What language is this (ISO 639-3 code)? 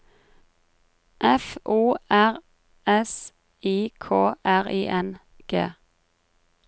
nor